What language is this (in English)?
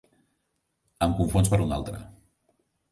Catalan